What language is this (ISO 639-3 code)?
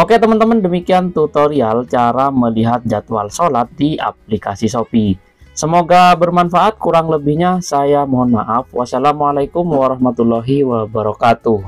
ind